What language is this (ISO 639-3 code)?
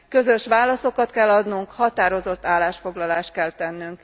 hun